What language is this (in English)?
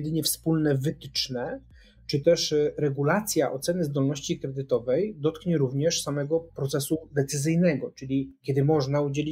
Polish